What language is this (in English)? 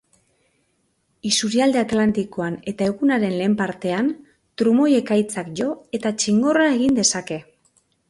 Basque